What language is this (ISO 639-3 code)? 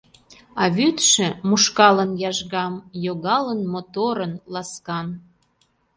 chm